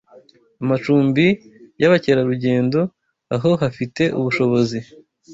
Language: Kinyarwanda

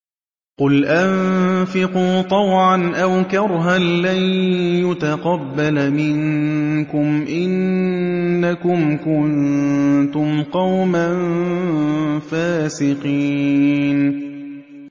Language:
Arabic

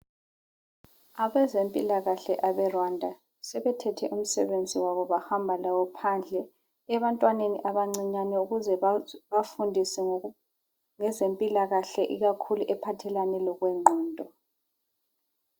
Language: North Ndebele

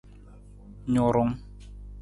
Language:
Nawdm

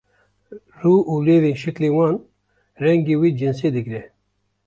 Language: Kurdish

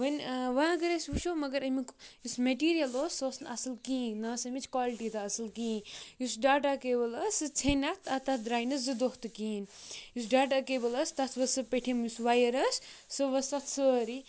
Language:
Kashmiri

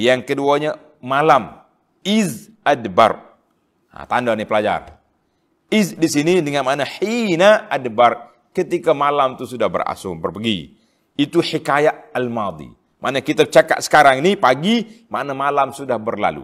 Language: Malay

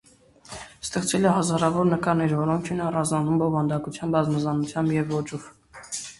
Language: Armenian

